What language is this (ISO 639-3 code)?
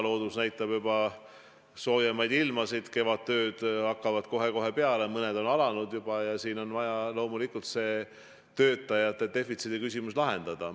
est